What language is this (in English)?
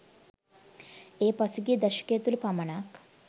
Sinhala